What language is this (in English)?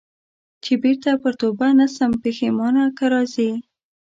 Pashto